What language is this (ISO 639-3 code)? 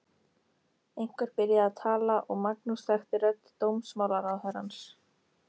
isl